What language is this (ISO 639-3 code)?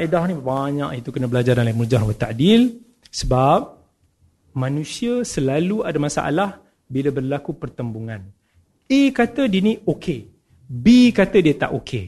msa